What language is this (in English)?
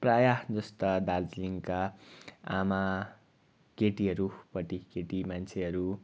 Nepali